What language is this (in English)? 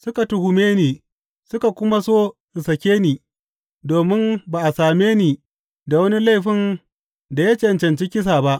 Hausa